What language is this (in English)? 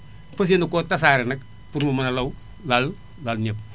Wolof